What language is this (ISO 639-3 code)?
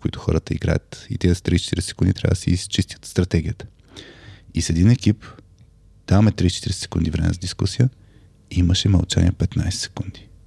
bul